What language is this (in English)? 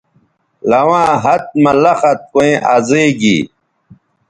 Bateri